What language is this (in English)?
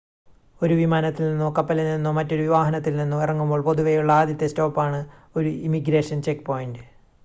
Malayalam